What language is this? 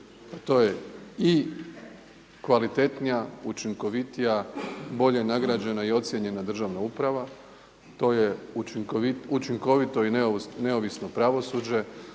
Croatian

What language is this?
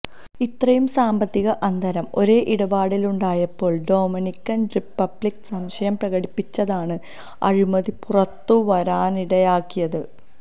Malayalam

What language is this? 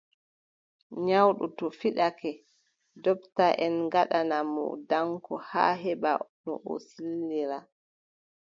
Adamawa Fulfulde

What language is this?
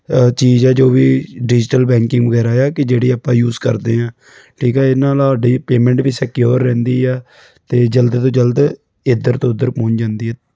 Punjabi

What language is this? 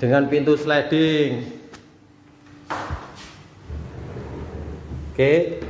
Indonesian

